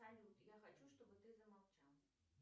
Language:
Russian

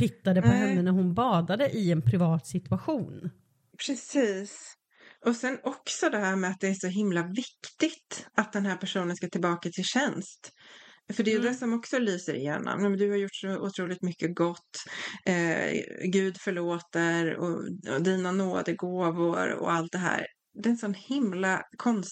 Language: Swedish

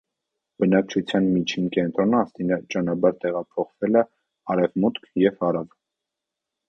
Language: Armenian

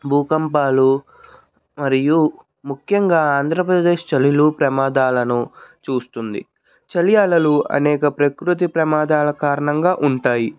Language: Telugu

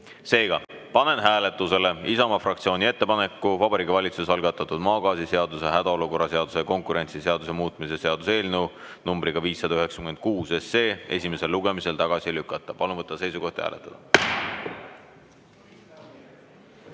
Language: Estonian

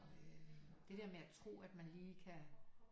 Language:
Danish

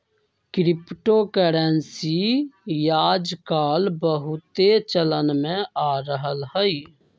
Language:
Magahi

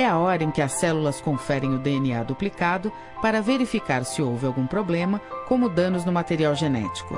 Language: Portuguese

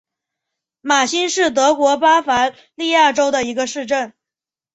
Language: Chinese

